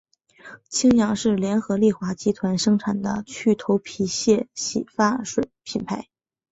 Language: Chinese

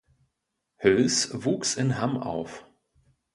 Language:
German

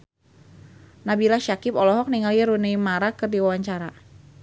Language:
Sundanese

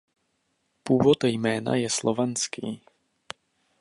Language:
Czech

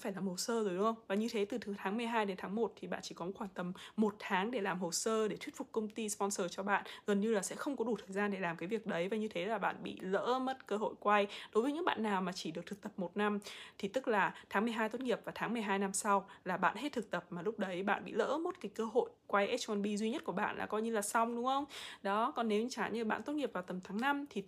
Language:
Vietnamese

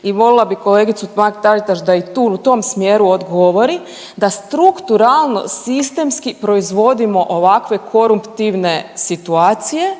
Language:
Croatian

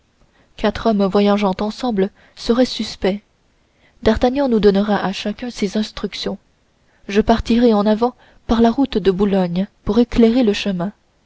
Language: French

